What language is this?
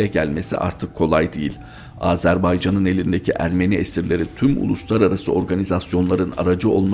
Turkish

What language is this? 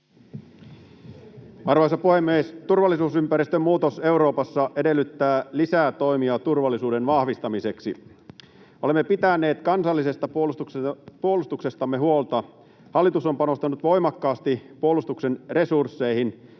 Finnish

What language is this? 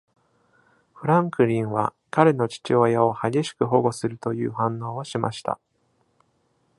Japanese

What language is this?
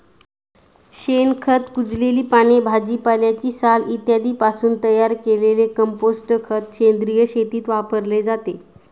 Marathi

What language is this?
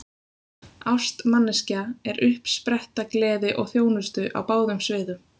Icelandic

